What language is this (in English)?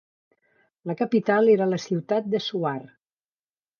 Catalan